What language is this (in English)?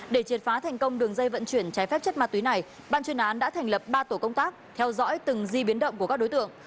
Vietnamese